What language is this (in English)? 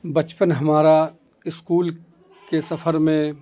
Urdu